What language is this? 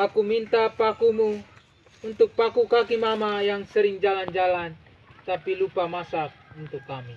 Indonesian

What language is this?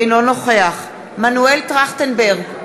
Hebrew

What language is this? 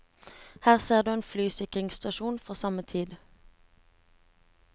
Norwegian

